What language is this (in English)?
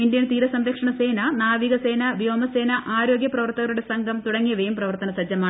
Malayalam